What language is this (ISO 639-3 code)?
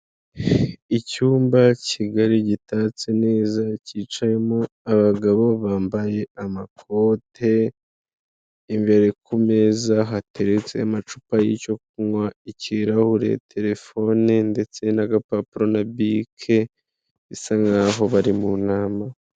kin